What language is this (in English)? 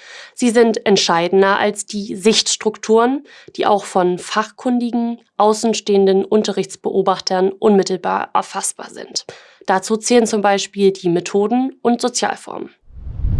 German